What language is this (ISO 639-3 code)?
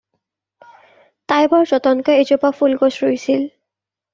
asm